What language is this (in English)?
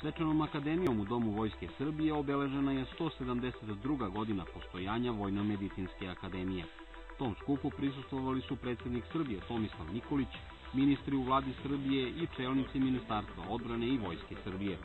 Dutch